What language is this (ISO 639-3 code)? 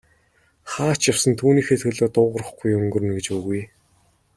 mon